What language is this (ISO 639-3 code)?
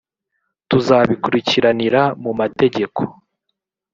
kin